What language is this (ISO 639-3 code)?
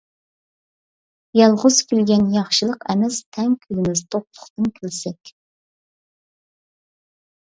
uig